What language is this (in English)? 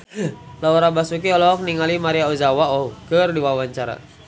Sundanese